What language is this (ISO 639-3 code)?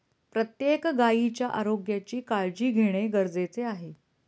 mar